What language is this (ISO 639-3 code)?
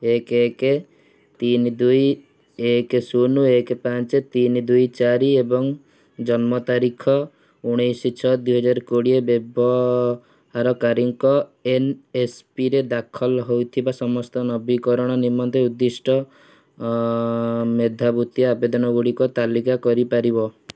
ori